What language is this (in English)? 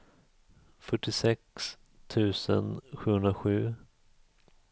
Swedish